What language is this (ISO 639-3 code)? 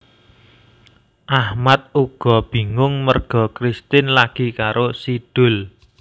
jav